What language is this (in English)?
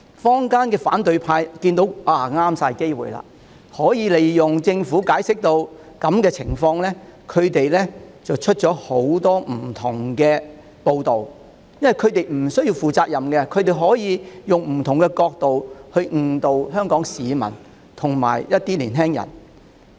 Cantonese